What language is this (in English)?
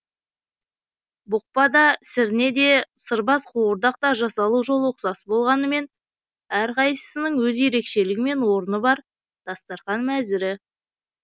Kazakh